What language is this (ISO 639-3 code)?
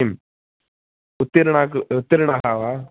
san